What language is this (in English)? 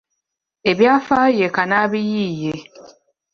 Ganda